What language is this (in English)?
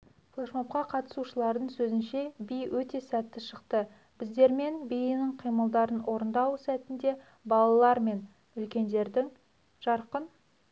Kazakh